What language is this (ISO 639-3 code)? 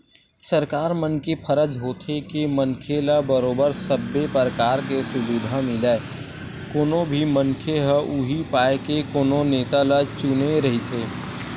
hne